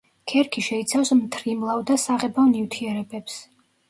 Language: Georgian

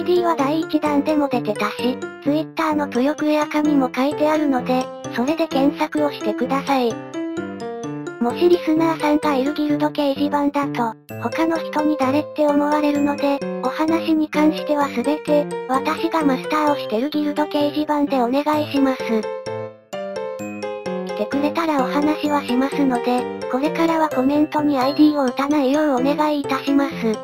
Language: Japanese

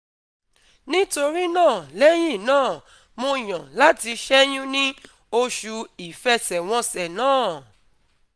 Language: Yoruba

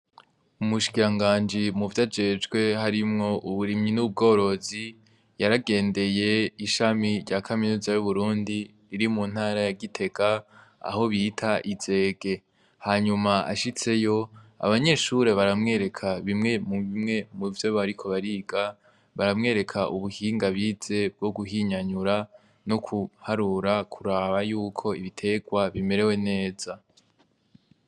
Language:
Rundi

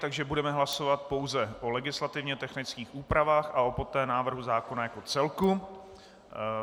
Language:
Czech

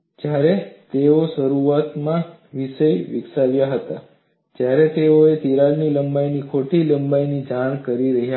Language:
Gujarati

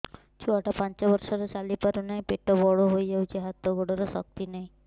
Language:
Odia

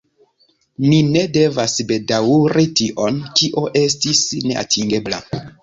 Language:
Esperanto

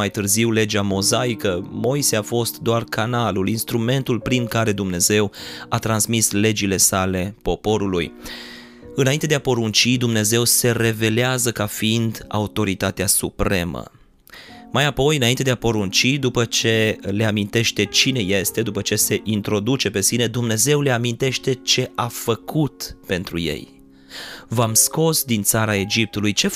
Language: Romanian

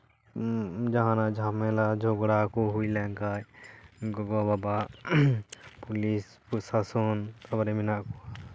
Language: Santali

